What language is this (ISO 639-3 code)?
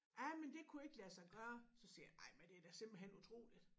dan